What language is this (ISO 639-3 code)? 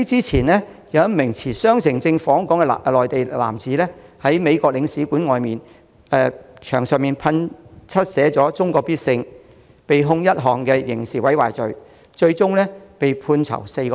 yue